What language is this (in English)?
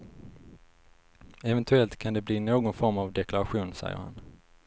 Swedish